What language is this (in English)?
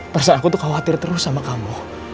Indonesian